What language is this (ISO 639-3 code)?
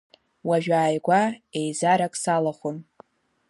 abk